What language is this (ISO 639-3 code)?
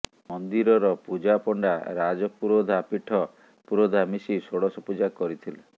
ori